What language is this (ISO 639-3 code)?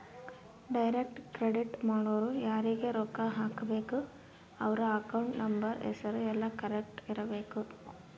kan